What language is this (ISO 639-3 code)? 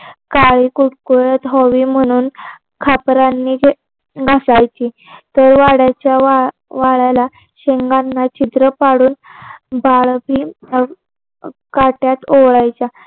mar